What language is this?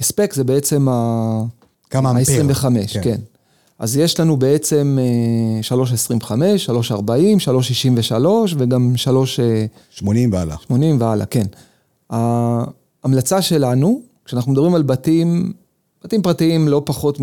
Hebrew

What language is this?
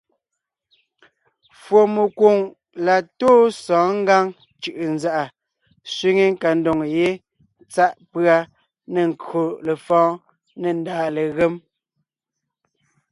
Ngiemboon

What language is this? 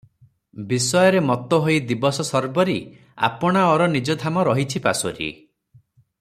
Odia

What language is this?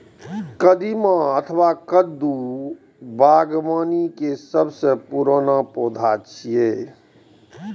Maithili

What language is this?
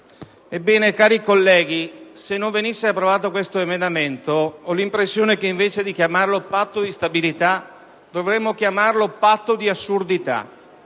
Italian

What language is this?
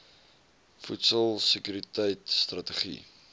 Afrikaans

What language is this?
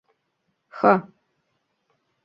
Mari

